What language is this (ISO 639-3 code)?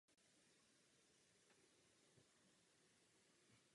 ces